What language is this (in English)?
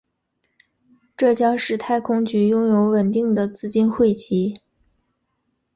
Chinese